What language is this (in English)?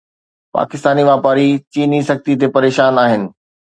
Sindhi